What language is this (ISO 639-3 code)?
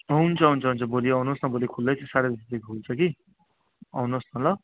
nep